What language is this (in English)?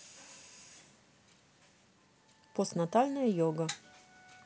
Russian